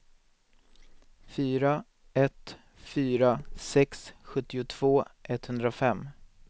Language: Swedish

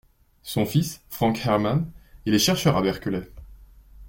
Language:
French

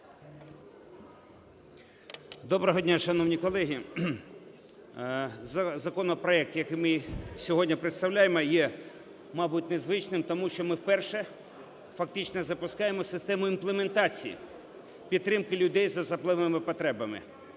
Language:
Ukrainian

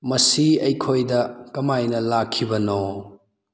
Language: Manipuri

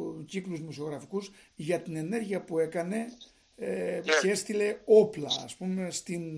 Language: Greek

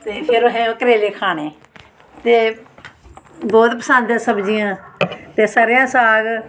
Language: Dogri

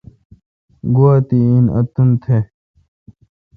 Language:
Kalkoti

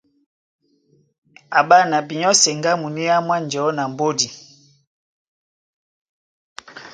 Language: Duala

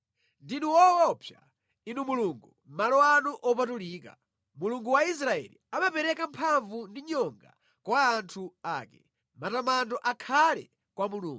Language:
Nyanja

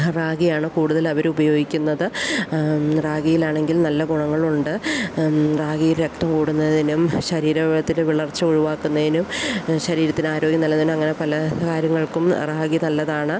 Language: Malayalam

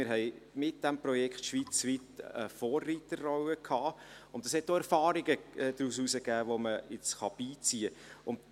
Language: Swiss German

